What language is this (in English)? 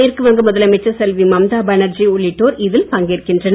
Tamil